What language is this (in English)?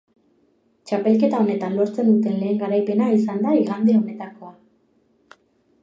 Basque